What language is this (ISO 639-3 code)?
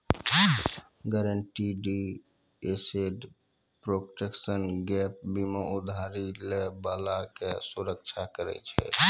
mai